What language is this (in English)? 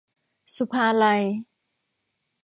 Thai